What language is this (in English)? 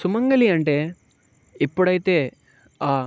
Telugu